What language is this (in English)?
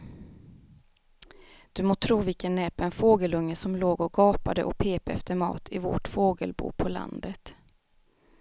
Swedish